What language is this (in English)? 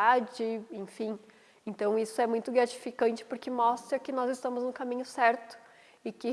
Portuguese